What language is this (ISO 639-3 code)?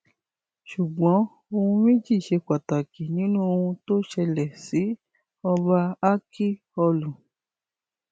yor